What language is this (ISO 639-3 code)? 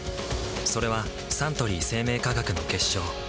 jpn